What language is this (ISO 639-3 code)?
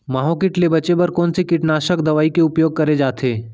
hne